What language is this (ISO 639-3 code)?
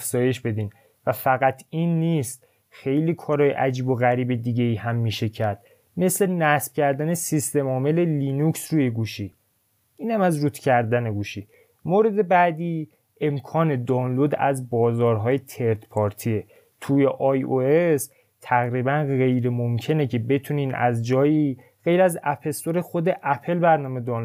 fas